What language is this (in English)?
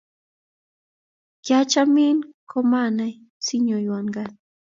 Kalenjin